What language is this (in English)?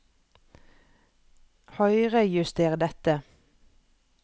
Norwegian